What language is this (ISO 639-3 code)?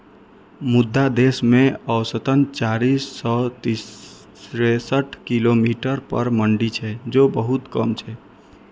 mai